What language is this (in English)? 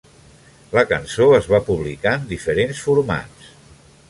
Catalan